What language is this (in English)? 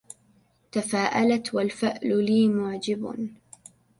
Arabic